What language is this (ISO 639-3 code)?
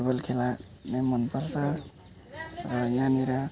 nep